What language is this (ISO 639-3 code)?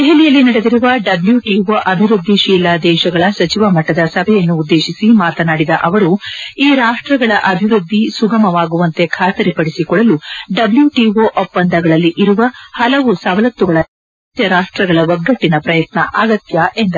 kan